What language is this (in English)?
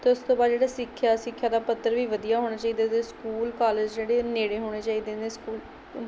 Punjabi